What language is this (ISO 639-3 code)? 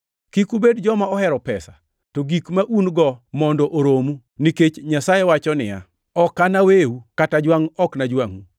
luo